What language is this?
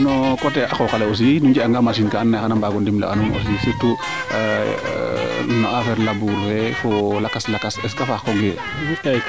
Serer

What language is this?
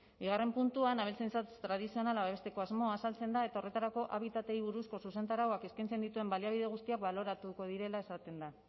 Basque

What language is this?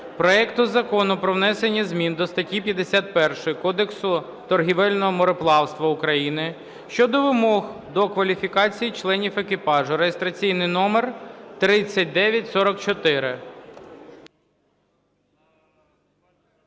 Ukrainian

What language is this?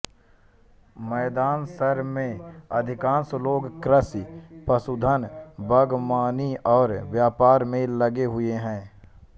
Hindi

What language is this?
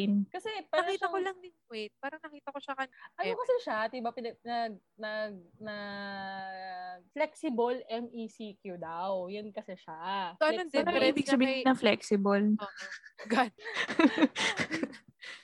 Filipino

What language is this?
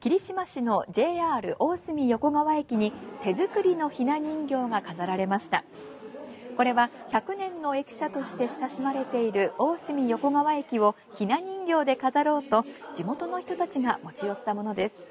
Japanese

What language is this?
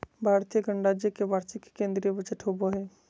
Magahi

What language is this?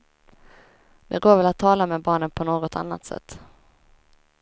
Swedish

